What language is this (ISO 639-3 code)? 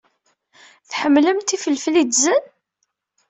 kab